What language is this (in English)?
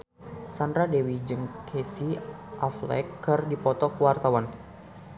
Sundanese